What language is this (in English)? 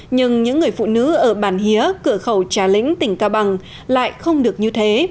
Vietnamese